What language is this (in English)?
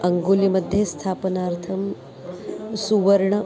Sanskrit